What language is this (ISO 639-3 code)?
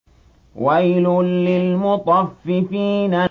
ara